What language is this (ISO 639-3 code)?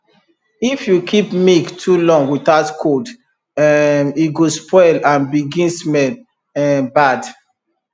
pcm